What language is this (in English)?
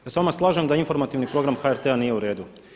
Croatian